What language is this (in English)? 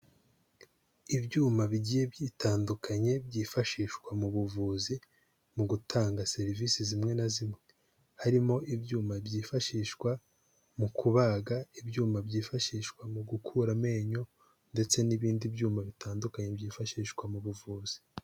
Kinyarwanda